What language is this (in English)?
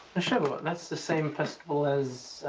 English